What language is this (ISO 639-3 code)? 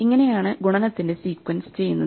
mal